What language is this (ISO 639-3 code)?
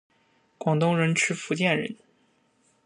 zho